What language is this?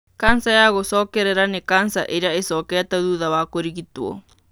Kikuyu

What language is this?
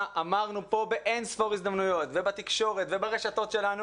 Hebrew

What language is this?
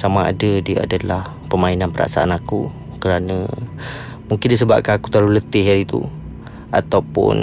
Malay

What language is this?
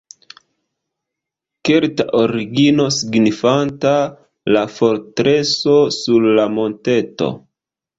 Esperanto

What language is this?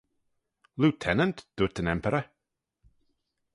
Manx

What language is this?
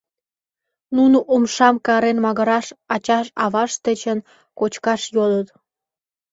Mari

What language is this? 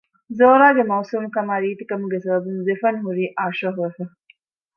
Divehi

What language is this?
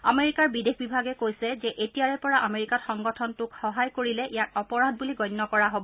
Assamese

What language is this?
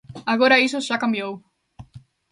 Galician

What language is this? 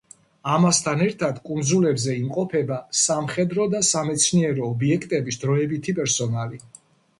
Georgian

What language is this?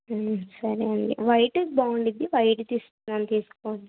Telugu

